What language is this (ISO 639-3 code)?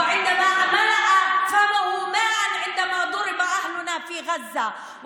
heb